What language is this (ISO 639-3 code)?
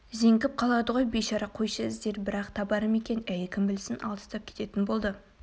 kaz